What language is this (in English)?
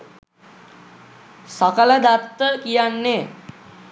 Sinhala